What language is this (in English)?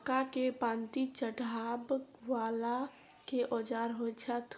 Maithili